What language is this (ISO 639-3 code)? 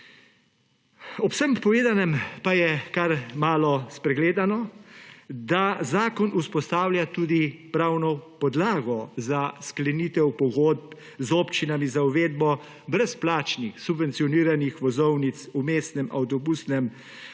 slv